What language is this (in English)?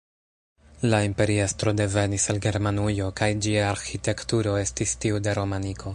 Esperanto